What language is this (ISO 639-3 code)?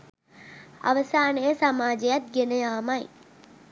sin